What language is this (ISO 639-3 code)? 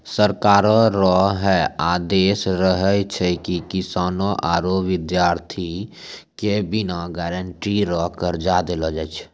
mai